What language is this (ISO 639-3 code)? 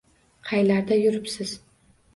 uzb